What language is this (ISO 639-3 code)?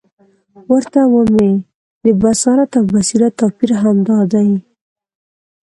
pus